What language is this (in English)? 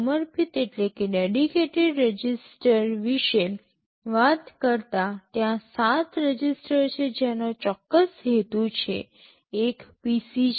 Gujarati